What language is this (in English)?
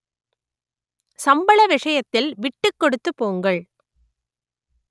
Tamil